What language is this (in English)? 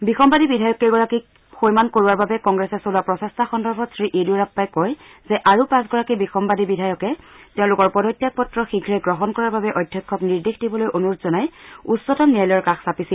Assamese